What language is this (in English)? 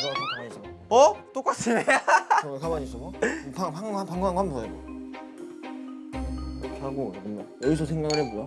Korean